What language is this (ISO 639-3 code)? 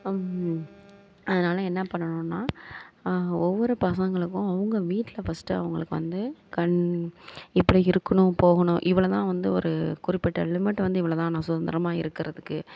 tam